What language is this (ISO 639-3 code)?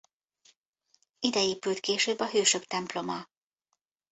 hun